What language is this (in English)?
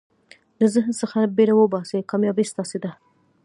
Pashto